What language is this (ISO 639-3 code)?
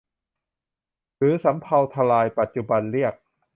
tha